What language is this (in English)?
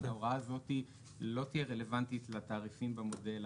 Hebrew